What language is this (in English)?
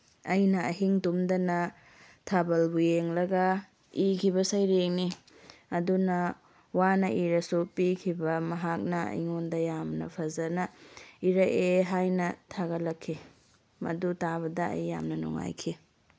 Manipuri